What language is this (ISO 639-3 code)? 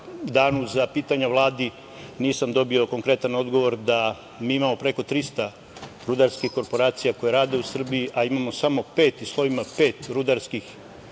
srp